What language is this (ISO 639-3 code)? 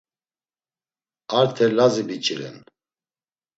lzz